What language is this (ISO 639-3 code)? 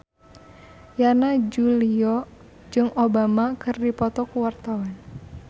sun